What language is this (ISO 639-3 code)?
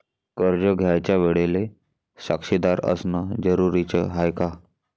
mar